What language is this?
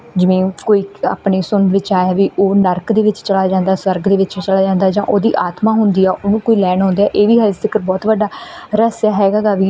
Punjabi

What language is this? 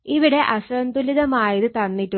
Malayalam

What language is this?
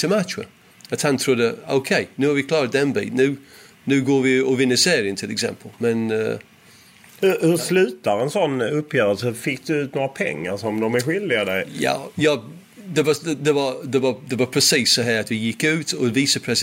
Swedish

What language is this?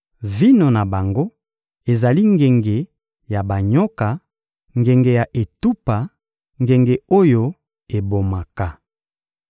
Lingala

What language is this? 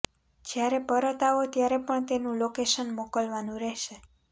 Gujarati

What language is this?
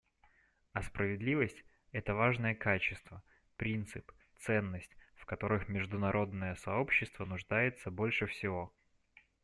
Russian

